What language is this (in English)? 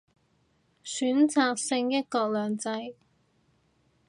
Cantonese